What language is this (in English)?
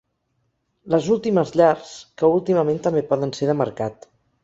Catalan